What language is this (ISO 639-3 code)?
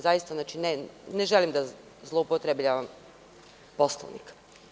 srp